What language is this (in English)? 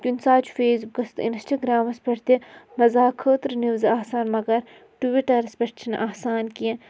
Kashmiri